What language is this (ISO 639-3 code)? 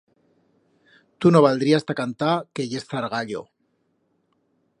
arg